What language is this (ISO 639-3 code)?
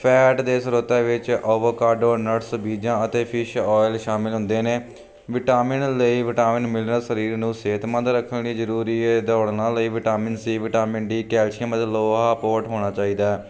pan